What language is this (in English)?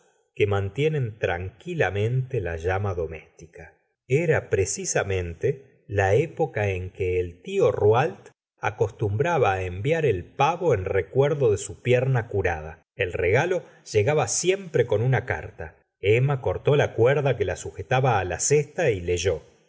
Spanish